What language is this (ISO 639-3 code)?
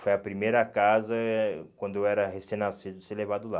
por